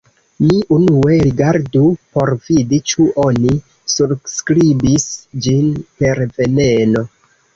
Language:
Esperanto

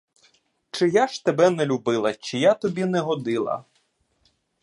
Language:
Ukrainian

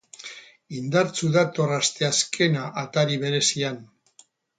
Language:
Basque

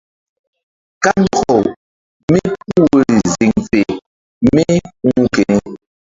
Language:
Mbum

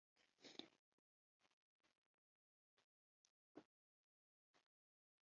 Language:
Western Frisian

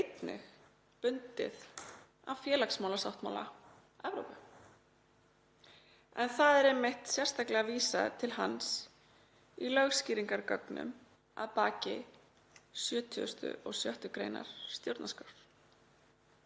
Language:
Icelandic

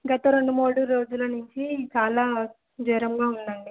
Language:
Telugu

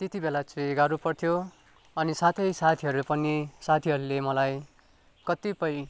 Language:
Nepali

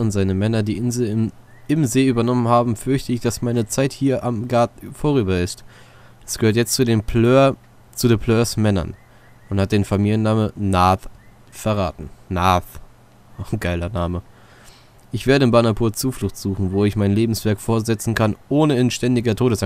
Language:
German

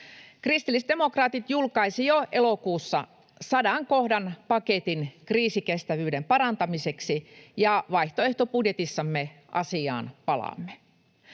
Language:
Finnish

